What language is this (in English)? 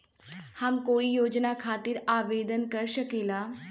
Bhojpuri